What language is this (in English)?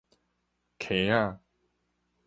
Min Nan Chinese